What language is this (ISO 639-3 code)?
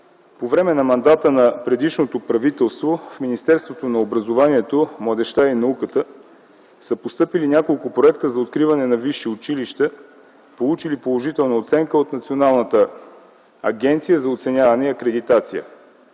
bul